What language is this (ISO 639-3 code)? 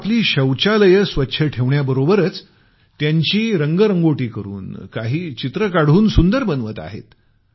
mar